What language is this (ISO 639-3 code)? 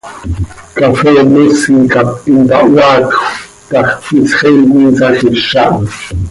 sei